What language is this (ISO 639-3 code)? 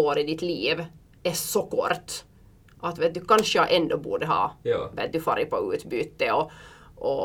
swe